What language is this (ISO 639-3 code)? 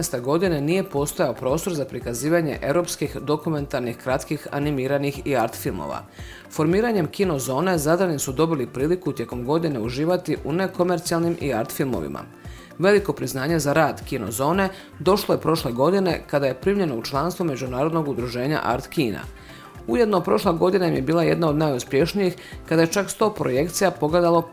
hrv